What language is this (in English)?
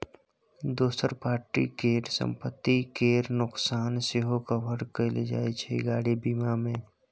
Maithili